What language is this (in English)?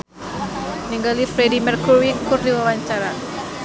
Sundanese